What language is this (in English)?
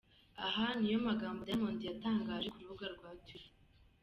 Kinyarwanda